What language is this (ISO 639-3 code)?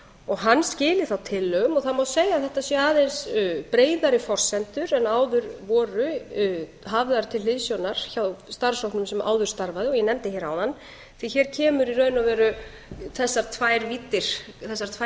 isl